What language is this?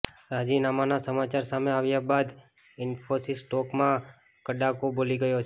Gujarati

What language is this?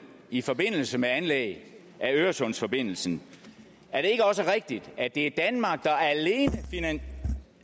Danish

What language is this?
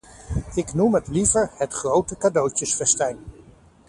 Dutch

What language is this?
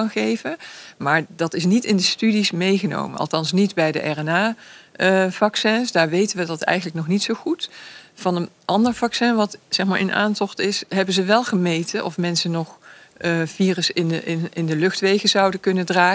Dutch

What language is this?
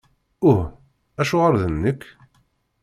Kabyle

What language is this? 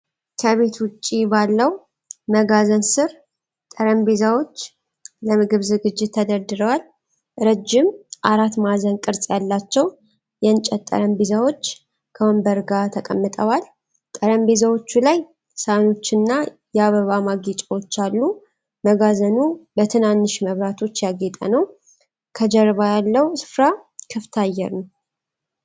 Amharic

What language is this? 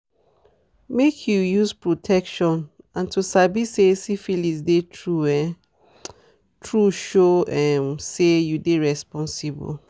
Nigerian Pidgin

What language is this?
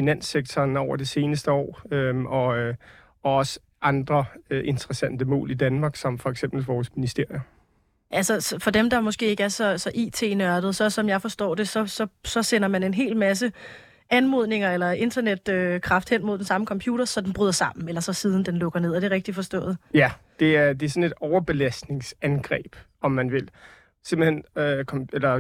Danish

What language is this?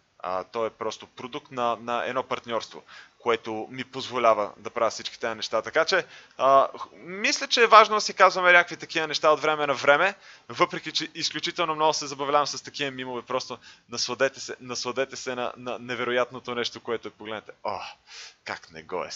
Bulgarian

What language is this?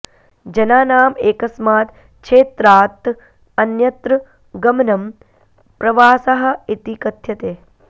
Sanskrit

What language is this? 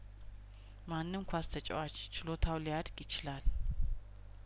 Amharic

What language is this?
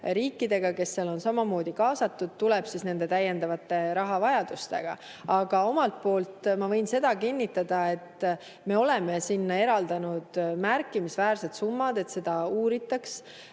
Estonian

